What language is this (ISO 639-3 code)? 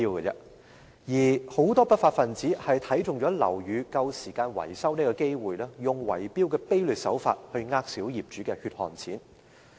yue